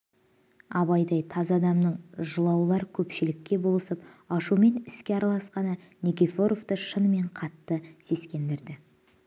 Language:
Kazakh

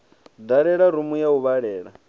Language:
Venda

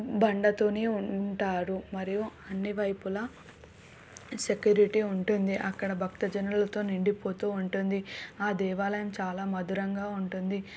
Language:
Telugu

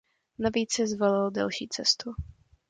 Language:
Czech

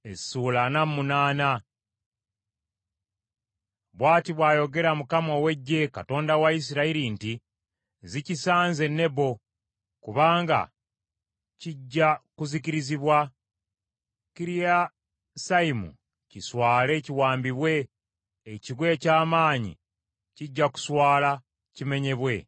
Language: Ganda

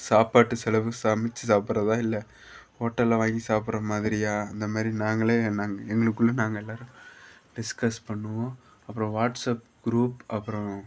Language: Tamil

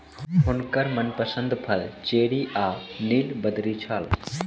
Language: Maithili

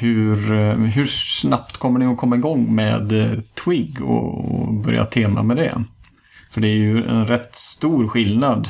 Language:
Swedish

